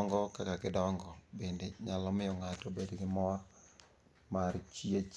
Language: Luo (Kenya and Tanzania)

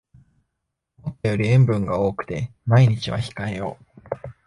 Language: Japanese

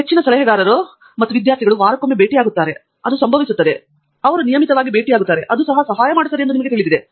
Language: Kannada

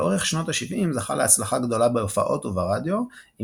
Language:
Hebrew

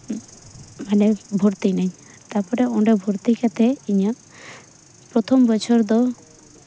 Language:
Santali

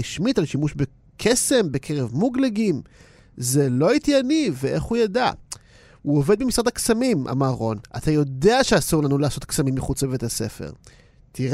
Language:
Hebrew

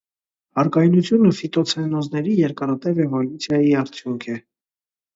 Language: Armenian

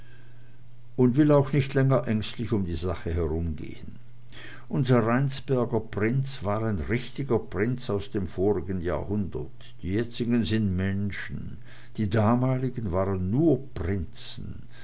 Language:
German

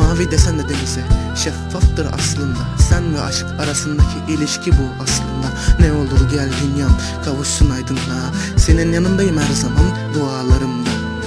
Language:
Turkish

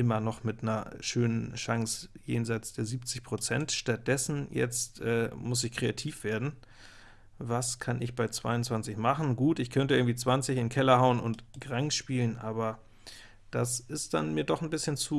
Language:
German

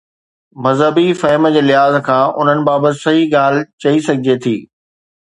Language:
Sindhi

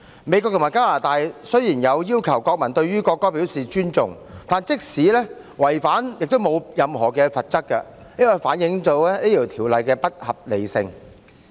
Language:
Cantonese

